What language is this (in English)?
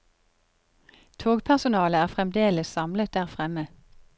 Norwegian